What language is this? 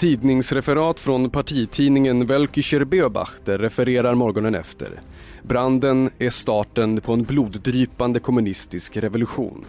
Swedish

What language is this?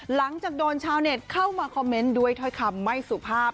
Thai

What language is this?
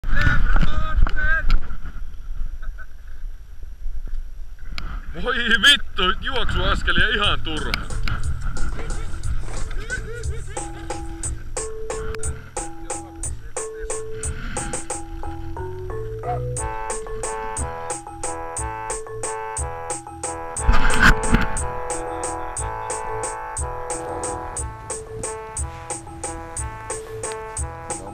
Finnish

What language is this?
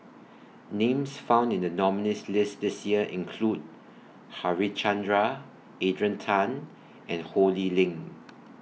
English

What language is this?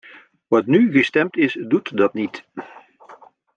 Dutch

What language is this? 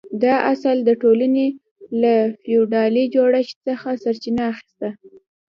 Pashto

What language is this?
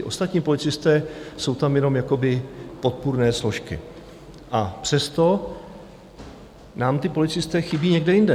Czech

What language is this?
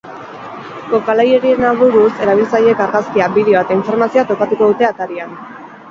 Basque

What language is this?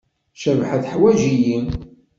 Kabyle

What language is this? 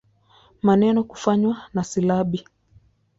Swahili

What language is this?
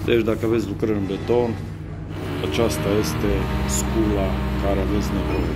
Romanian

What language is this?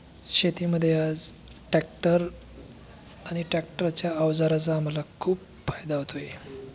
Marathi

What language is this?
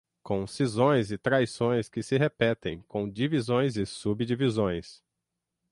Portuguese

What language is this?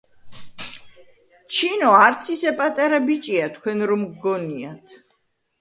Georgian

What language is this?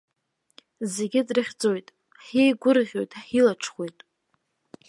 Abkhazian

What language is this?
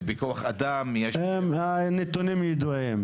Hebrew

